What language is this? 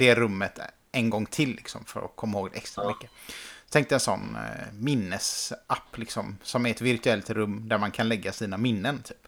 Swedish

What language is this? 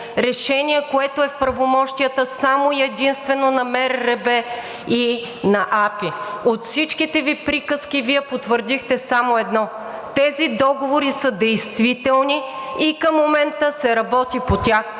Bulgarian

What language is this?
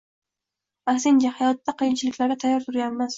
Uzbek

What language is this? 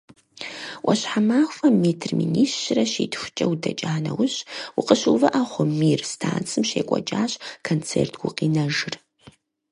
Kabardian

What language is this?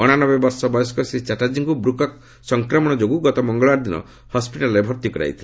Odia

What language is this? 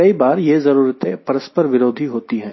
Hindi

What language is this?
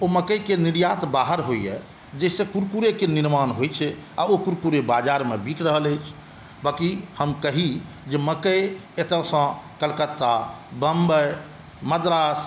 Maithili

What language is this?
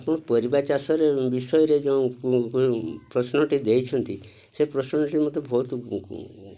Odia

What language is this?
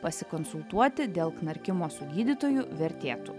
Lithuanian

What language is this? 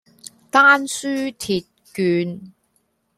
Cantonese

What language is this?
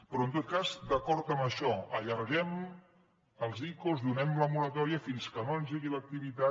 Catalan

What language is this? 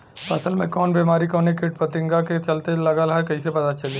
Bhojpuri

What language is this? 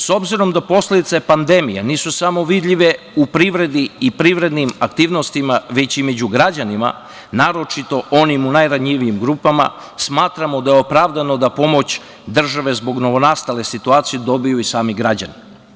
Serbian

